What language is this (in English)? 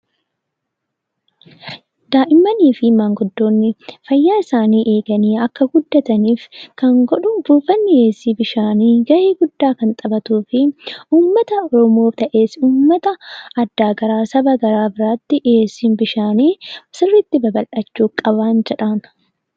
Oromo